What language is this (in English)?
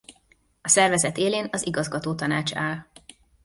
Hungarian